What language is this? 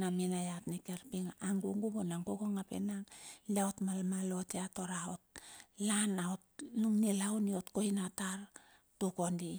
Bilur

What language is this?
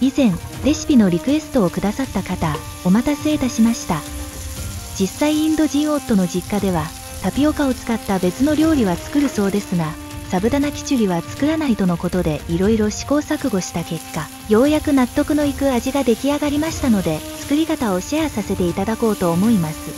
Japanese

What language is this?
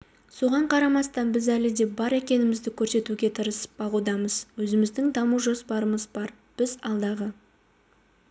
Kazakh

